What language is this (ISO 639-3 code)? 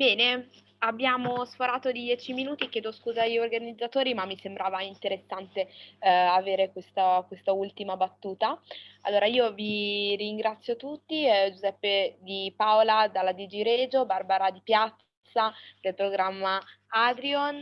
ita